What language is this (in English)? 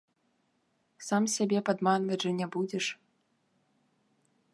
Belarusian